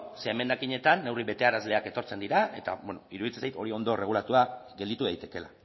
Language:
Basque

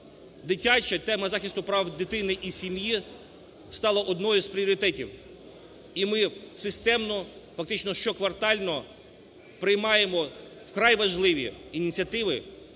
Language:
Ukrainian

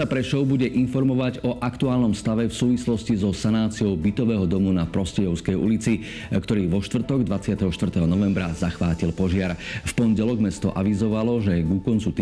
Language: Slovak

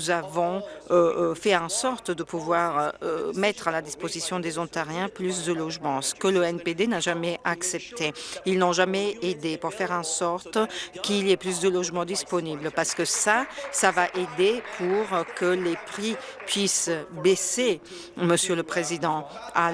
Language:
French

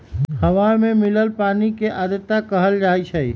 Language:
Magahi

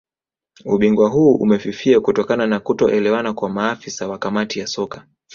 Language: Swahili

